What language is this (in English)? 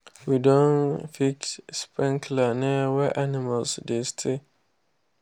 Nigerian Pidgin